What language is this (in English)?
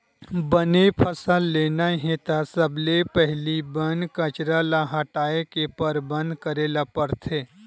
Chhattisgarhi